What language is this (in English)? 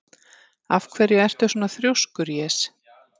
Icelandic